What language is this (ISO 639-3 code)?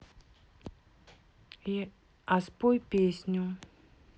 rus